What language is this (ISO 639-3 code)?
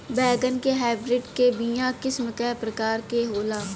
bho